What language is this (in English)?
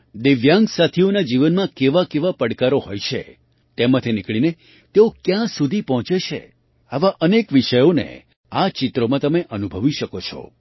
Gujarati